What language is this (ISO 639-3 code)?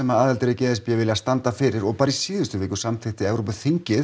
isl